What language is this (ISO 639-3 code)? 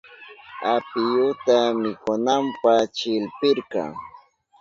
qup